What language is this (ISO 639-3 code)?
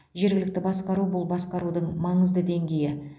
kaz